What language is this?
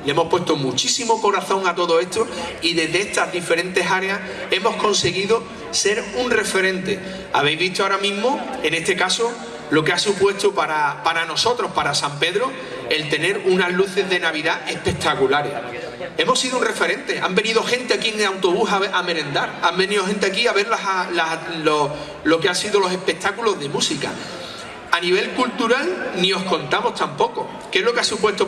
Spanish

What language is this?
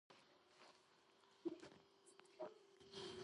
Georgian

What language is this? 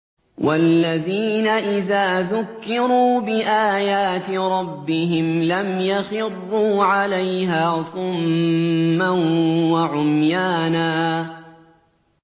Arabic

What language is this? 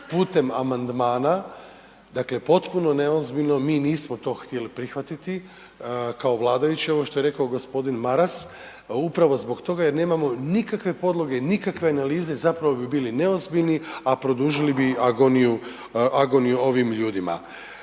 Croatian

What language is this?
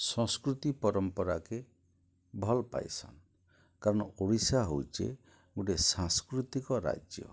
Odia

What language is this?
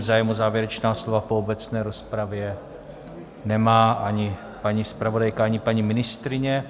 Czech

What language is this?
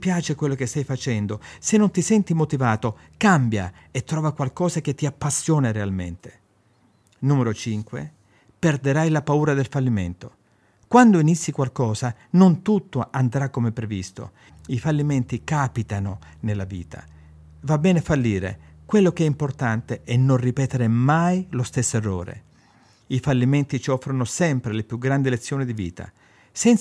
Italian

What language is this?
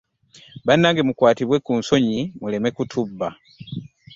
Ganda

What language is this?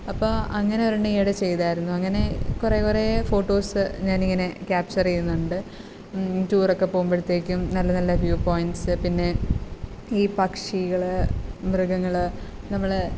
Malayalam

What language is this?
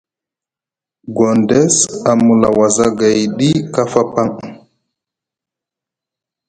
Musgu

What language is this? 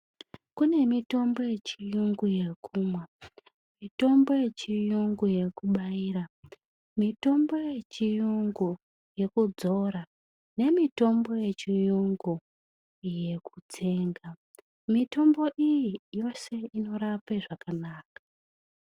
Ndau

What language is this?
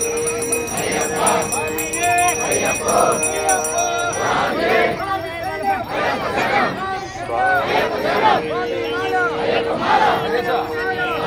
Arabic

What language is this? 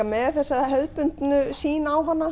Icelandic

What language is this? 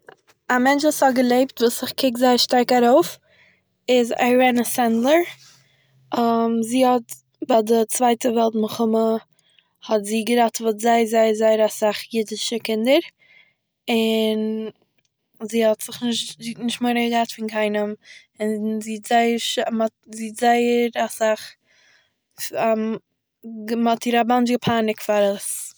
Yiddish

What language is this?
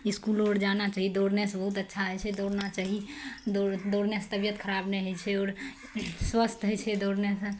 Maithili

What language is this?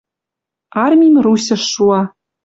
Western Mari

